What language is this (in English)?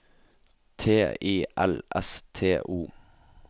Norwegian